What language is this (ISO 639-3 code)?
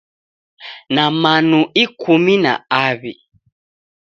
dav